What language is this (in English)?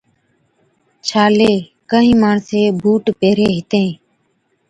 Od